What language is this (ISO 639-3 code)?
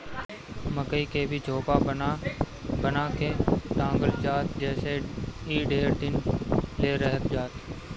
bho